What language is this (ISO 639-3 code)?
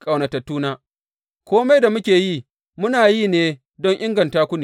hau